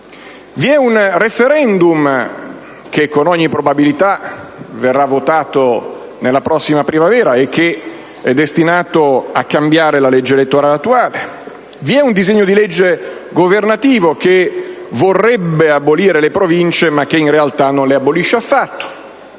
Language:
Italian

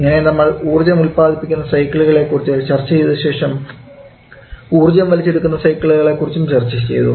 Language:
Malayalam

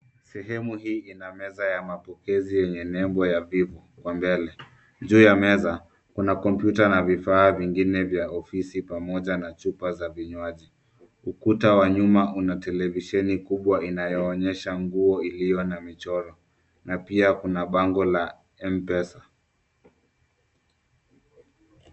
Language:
Swahili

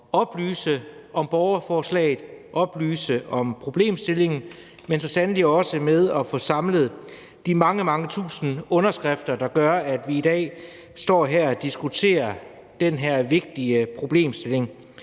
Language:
Danish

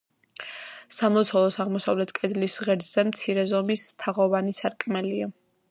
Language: Georgian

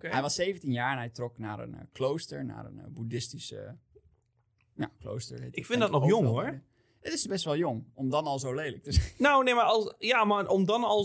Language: Dutch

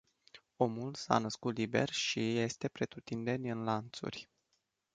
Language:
Romanian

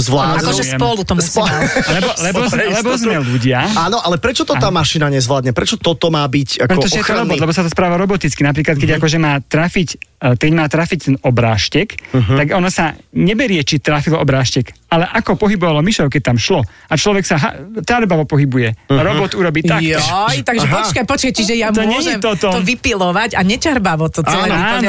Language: Slovak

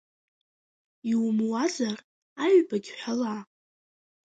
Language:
Abkhazian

